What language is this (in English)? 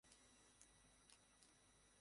Bangla